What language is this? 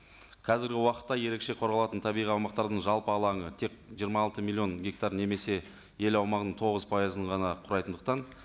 Kazakh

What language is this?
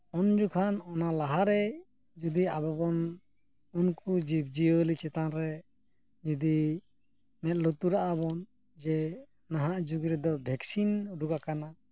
Santali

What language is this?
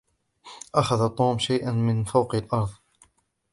Arabic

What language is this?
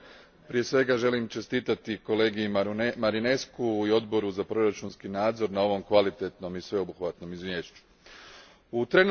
Croatian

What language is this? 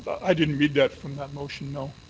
English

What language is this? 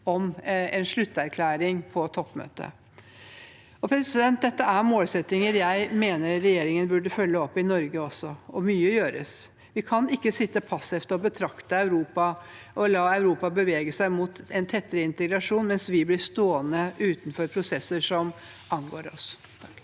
Norwegian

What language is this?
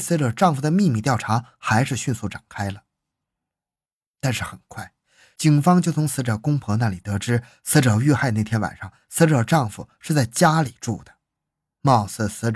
Chinese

